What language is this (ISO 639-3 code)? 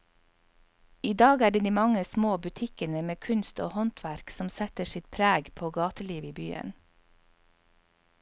nor